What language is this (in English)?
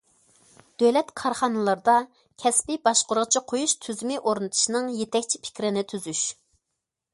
Uyghur